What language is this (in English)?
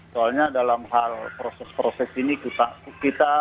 Indonesian